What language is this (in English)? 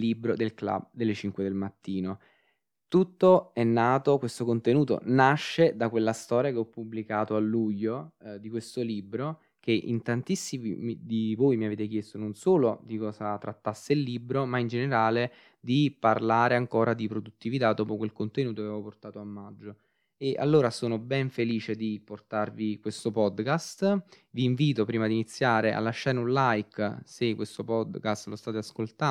Italian